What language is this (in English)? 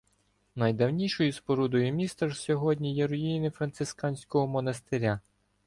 Ukrainian